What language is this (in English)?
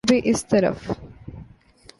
Urdu